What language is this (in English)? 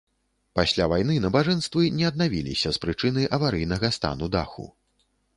Belarusian